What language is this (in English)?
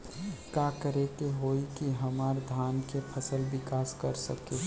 Bhojpuri